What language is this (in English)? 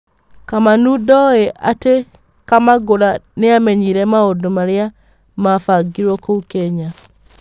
Kikuyu